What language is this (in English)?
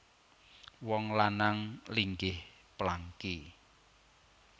Javanese